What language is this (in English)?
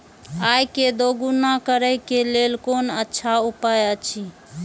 Maithili